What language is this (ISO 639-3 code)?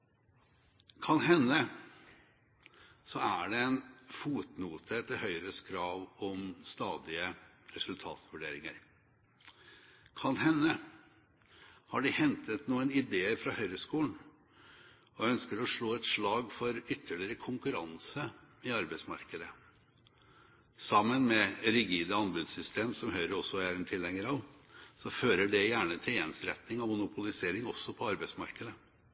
nob